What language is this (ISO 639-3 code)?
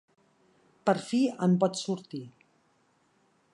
cat